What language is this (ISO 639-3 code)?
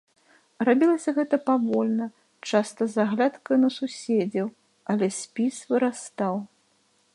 bel